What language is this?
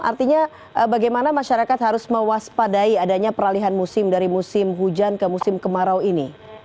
Indonesian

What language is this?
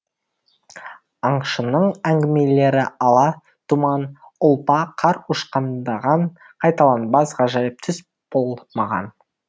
Kazakh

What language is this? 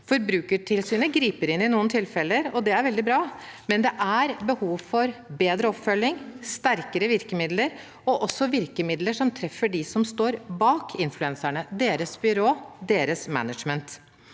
Norwegian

